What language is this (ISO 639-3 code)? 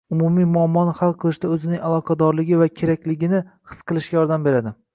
uzb